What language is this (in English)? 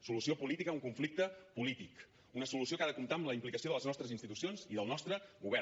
Catalan